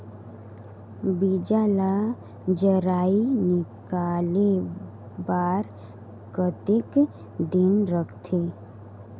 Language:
Chhattisgarhi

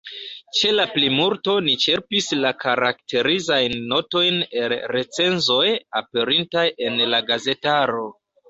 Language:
Esperanto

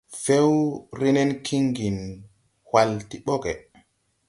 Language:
Tupuri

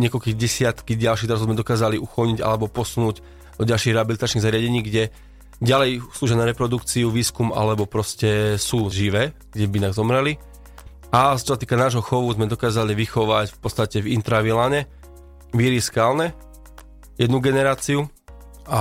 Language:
Slovak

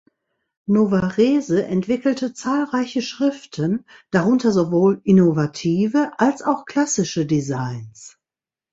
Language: German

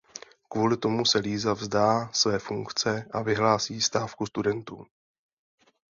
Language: Czech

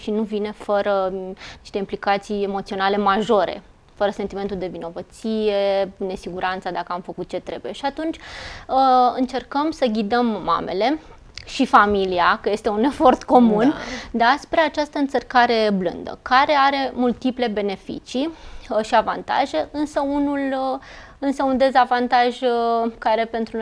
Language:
Romanian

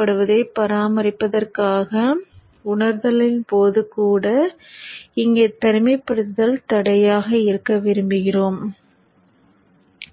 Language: Tamil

